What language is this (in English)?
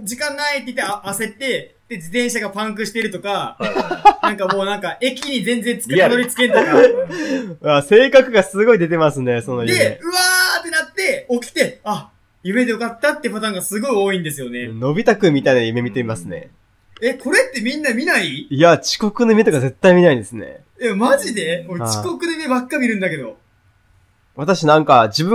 Japanese